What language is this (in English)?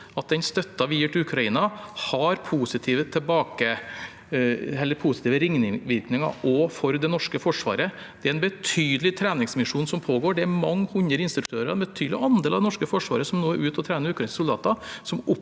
Norwegian